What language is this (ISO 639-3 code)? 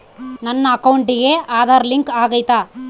kan